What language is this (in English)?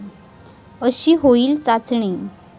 Marathi